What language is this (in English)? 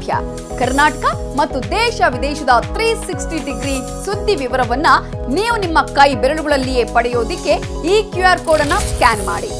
Kannada